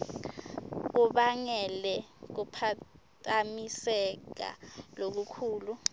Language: Swati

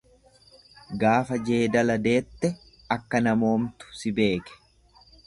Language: Oromo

